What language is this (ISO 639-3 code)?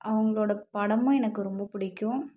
tam